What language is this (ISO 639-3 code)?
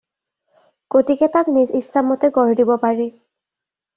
asm